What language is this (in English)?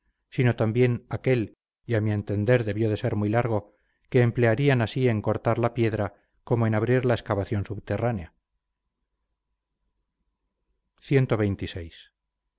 Spanish